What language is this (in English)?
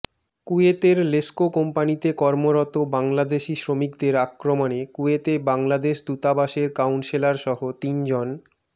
Bangla